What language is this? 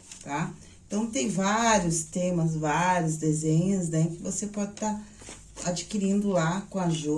Portuguese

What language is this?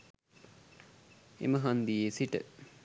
Sinhala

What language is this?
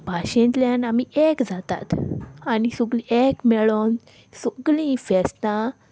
Konkani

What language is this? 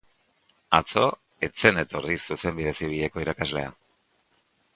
Basque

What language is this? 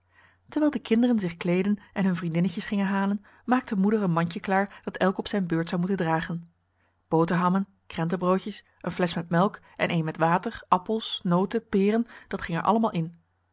Dutch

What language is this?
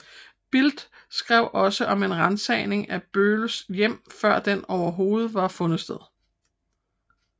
Danish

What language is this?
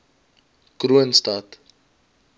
Afrikaans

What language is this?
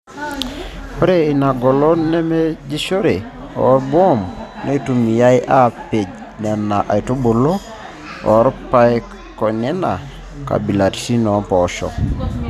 Masai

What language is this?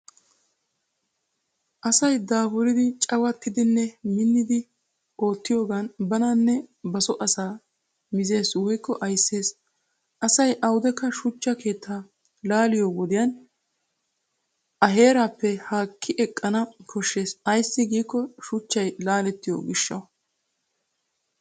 Wolaytta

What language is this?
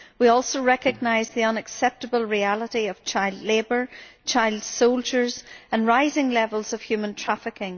English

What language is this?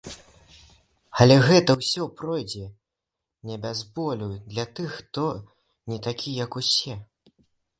Belarusian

